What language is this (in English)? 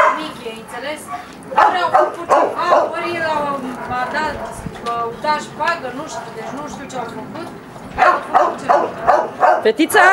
Romanian